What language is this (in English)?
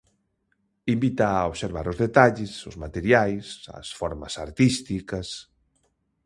Galician